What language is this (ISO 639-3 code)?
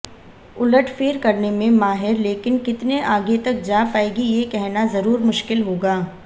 hin